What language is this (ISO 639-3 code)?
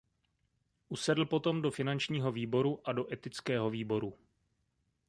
ces